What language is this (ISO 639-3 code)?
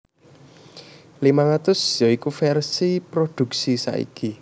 jav